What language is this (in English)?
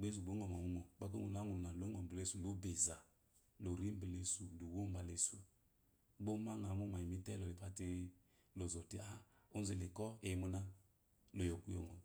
Eloyi